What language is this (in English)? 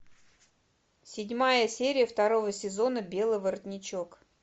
Russian